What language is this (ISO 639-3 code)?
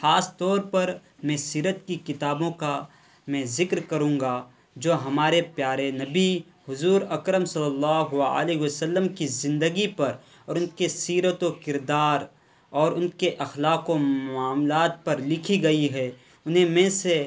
urd